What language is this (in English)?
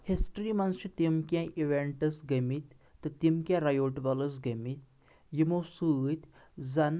Kashmiri